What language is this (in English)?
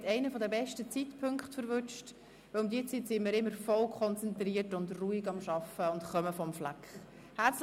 Swiss German